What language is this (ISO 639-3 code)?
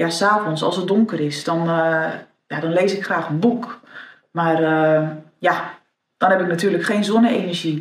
nld